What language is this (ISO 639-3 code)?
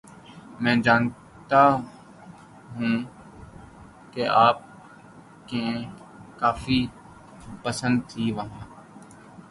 urd